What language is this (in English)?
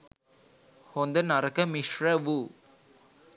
Sinhala